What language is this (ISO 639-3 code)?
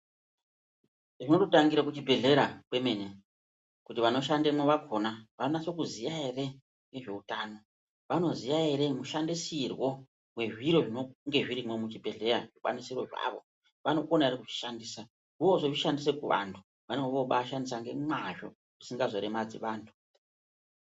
ndc